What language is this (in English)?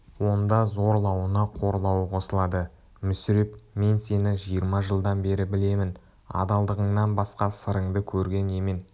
Kazakh